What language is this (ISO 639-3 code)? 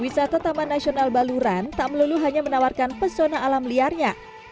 ind